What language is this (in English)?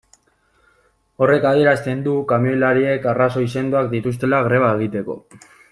Basque